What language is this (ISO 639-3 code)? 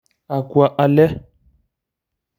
mas